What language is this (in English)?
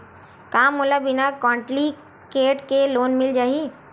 Chhattisgarhi